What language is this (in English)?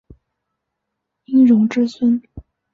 Chinese